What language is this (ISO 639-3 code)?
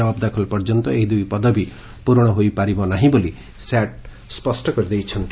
ori